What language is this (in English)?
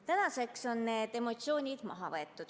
Estonian